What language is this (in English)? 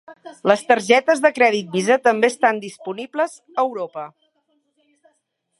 Catalan